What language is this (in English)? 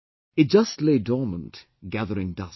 English